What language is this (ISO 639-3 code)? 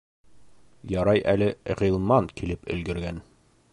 bak